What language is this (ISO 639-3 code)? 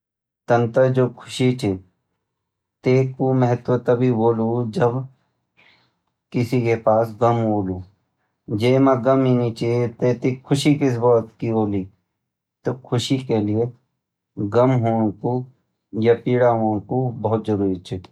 gbm